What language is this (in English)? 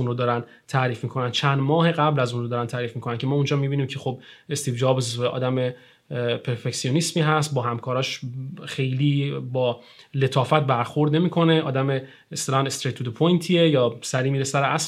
Persian